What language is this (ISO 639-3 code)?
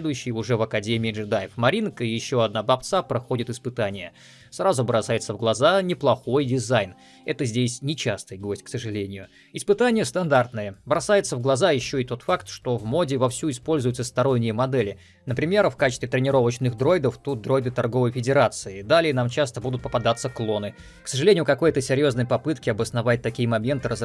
rus